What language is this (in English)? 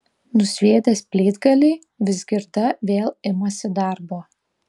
Lithuanian